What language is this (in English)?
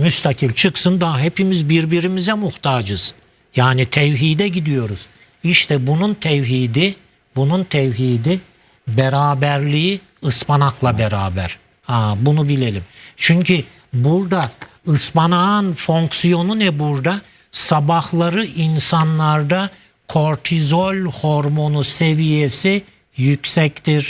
Turkish